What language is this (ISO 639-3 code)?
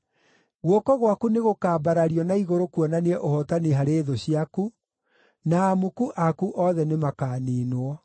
kik